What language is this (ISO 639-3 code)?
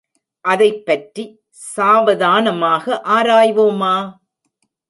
tam